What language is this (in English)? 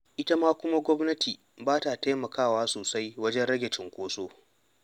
Hausa